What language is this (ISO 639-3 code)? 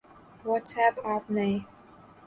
urd